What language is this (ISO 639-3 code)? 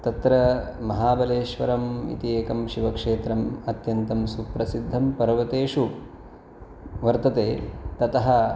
san